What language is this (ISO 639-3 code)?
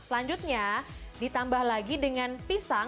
ind